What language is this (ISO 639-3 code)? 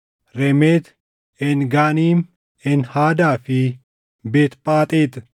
orm